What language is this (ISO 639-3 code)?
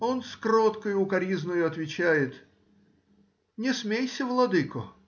rus